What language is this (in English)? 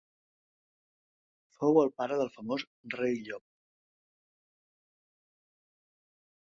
Catalan